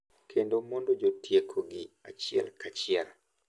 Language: Luo (Kenya and Tanzania)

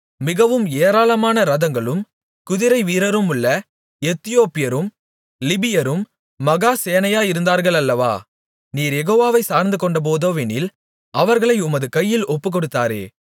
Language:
Tamil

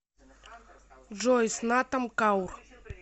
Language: Russian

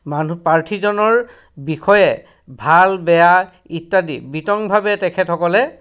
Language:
Assamese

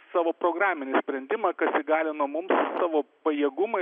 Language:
Lithuanian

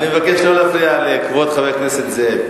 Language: Hebrew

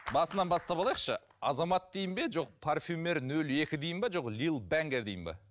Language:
Kazakh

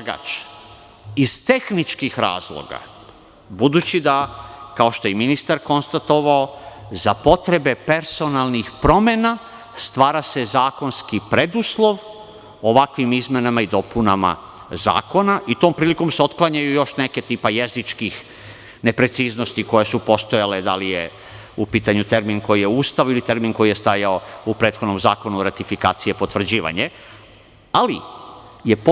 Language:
Serbian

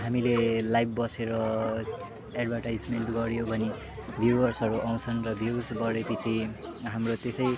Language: Nepali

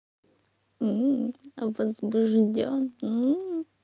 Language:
Russian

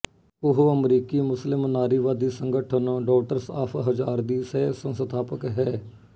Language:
Punjabi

